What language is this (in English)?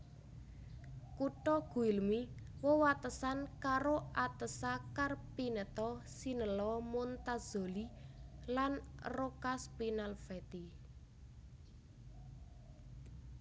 Javanese